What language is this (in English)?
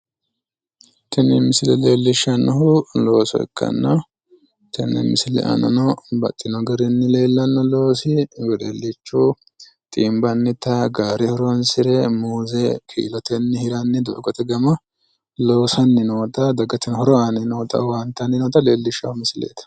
Sidamo